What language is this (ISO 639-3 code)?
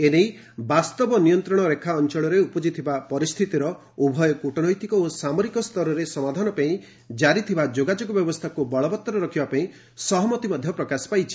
ori